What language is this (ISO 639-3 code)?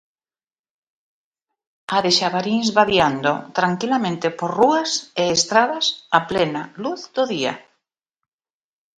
glg